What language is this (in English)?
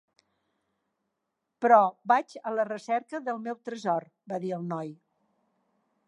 Catalan